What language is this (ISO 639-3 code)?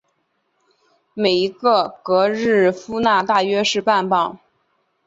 zho